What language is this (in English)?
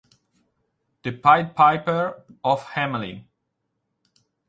Italian